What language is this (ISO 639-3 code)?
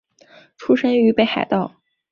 zho